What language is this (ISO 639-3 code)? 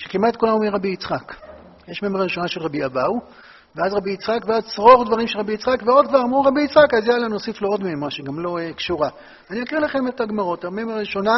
heb